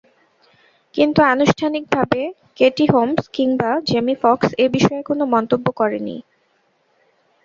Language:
Bangla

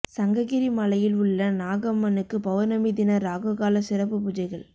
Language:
Tamil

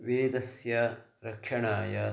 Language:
Sanskrit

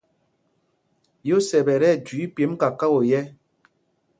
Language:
Mpumpong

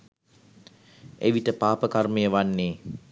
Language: Sinhala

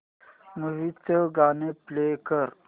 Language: Marathi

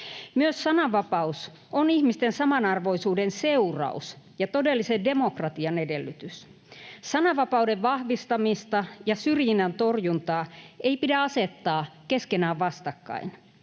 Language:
Finnish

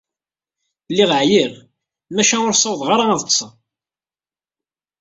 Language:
Kabyle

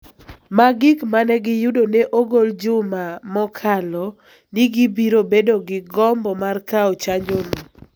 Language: Luo (Kenya and Tanzania)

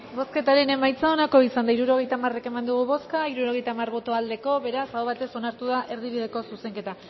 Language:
Basque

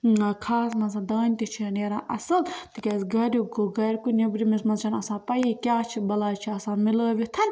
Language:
Kashmiri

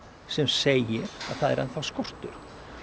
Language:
Icelandic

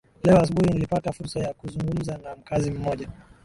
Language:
Swahili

